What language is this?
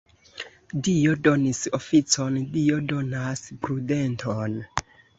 Esperanto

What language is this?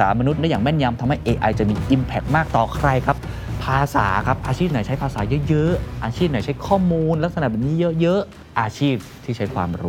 Thai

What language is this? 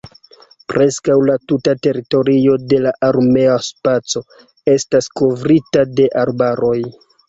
Esperanto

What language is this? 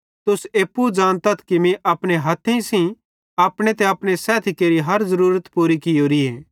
Bhadrawahi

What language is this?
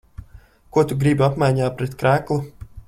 Latvian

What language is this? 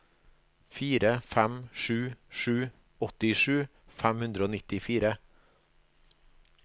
Norwegian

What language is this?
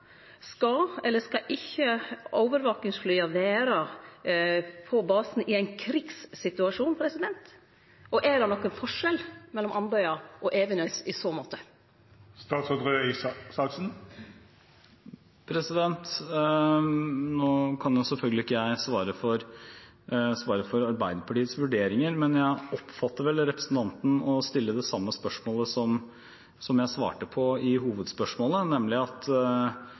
Norwegian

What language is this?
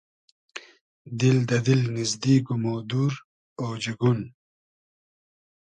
Hazaragi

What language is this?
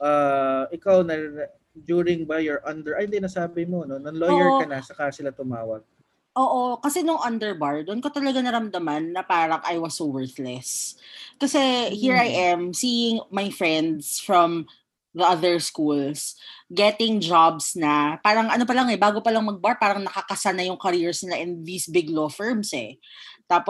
Filipino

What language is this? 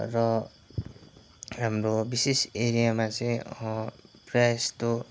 Nepali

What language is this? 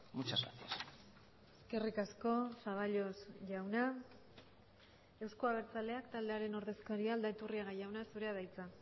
Basque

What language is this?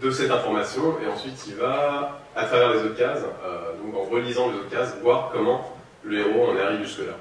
French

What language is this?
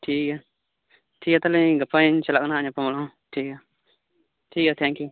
Santali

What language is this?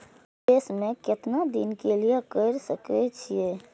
Maithili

